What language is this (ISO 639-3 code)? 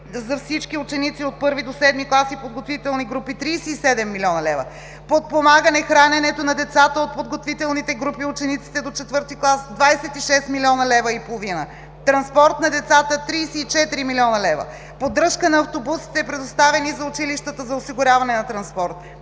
bul